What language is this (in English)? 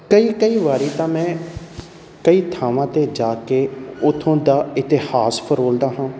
Punjabi